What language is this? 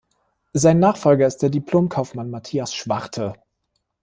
German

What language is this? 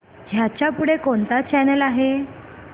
Marathi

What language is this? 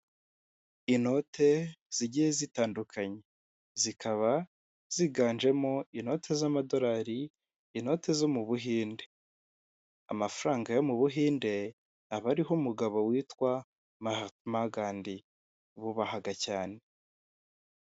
Kinyarwanda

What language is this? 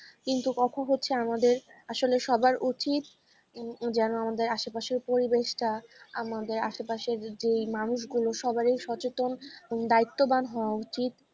Bangla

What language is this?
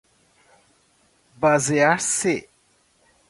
Portuguese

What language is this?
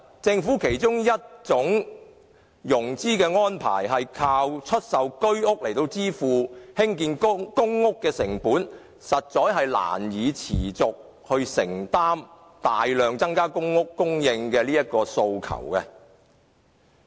Cantonese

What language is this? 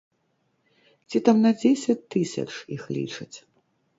Belarusian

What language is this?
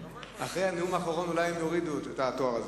Hebrew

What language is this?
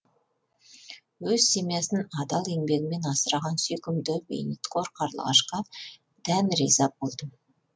Kazakh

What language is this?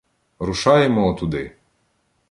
Ukrainian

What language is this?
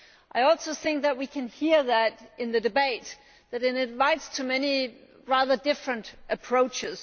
English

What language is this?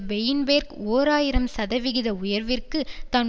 Tamil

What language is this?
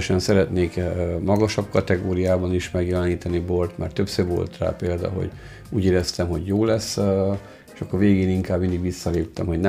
Hungarian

